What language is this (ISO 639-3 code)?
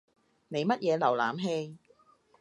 yue